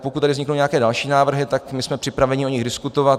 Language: Czech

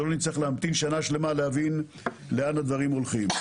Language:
Hebrew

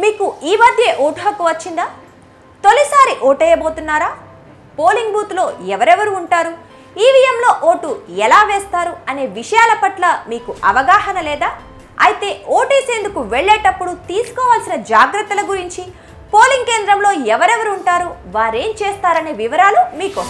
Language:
Telugu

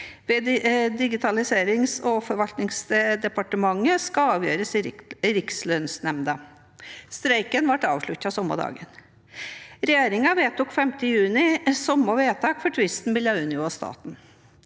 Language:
Norwegian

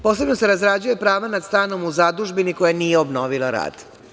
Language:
Serbian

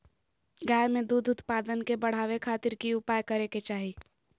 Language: Magahi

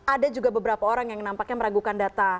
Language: Indonesian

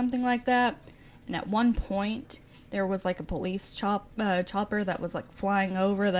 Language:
English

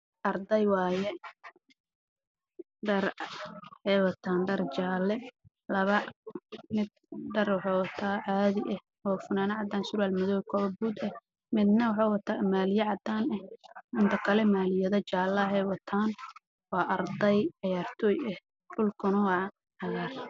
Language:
Somali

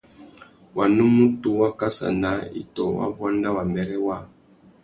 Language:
Tuki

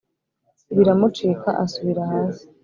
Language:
Kinyarwanda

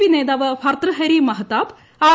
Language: Malayalam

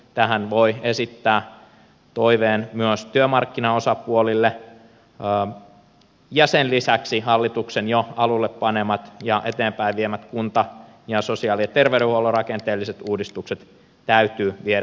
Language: Finnish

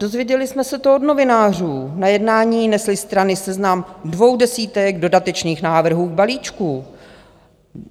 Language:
Czech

